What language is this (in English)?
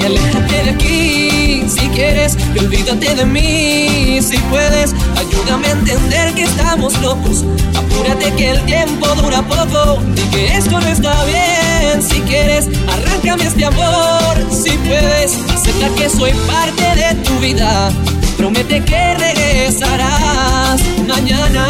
Spanish